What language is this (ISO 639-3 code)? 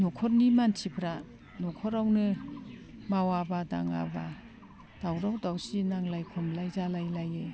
brx